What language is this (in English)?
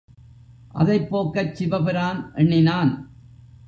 Tamil